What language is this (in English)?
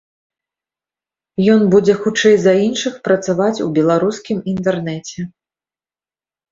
Belarusian